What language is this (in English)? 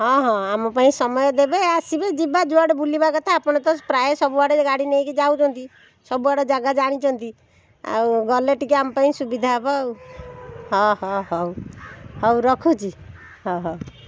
Odia